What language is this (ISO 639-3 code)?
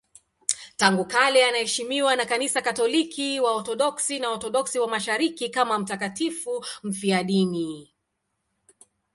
swa